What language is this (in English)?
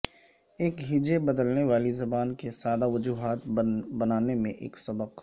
Urdu